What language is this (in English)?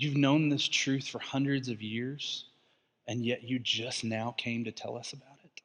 English